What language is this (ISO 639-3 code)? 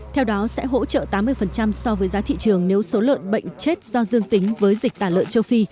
vie